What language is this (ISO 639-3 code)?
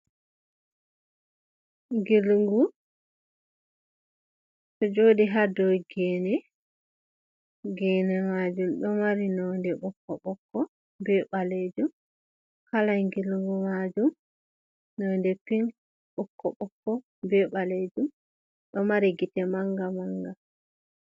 ful